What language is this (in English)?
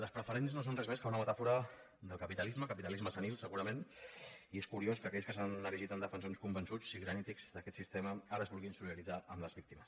Catalan